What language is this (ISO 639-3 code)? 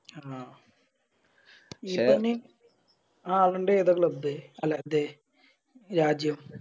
mal